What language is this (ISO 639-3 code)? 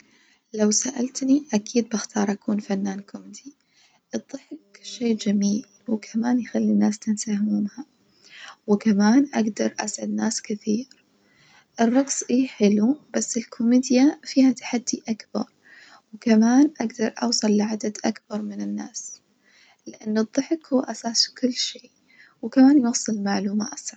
ars